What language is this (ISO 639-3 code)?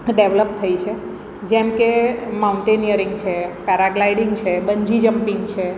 guj